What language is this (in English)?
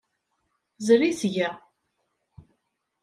Kabyle